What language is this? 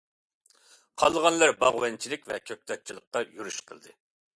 Uyghur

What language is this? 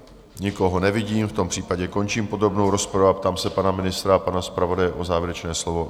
Czech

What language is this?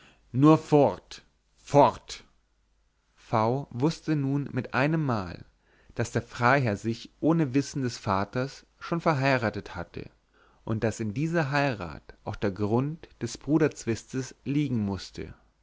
German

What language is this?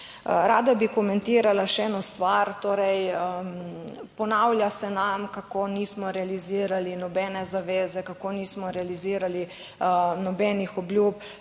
Slovenian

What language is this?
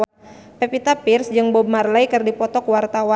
Sundanese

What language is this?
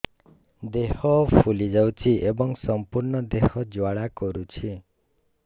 Odia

